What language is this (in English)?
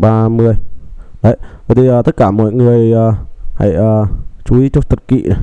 Vietnamese